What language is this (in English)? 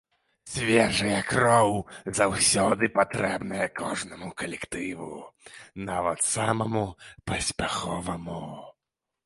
Belarusian